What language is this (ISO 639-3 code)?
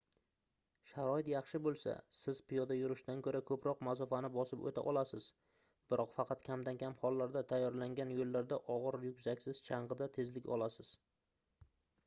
uzb